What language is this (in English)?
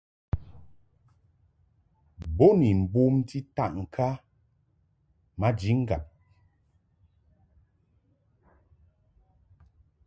Mungaka